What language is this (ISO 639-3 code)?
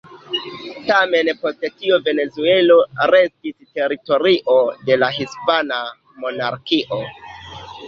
epo